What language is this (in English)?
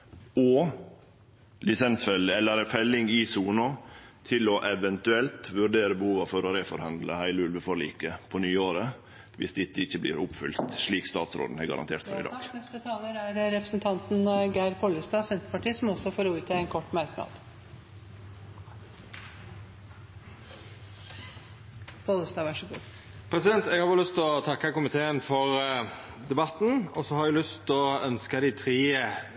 Norwegian